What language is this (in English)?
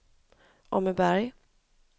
Swedish